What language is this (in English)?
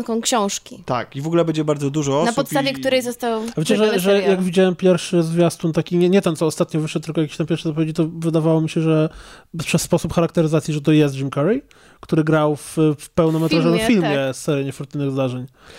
Polish